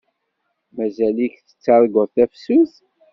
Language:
Kabyle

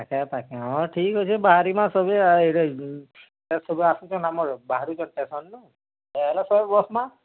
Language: Odia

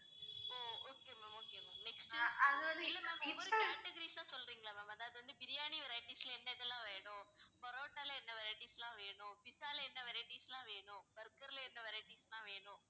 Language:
Tamil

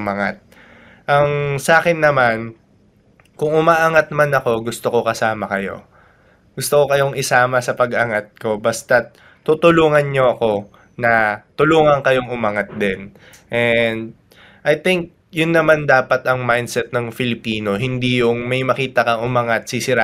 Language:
Filipino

